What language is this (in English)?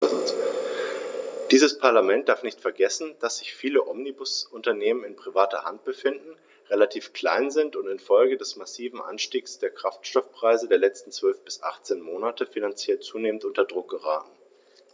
German